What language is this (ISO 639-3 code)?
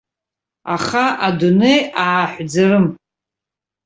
abk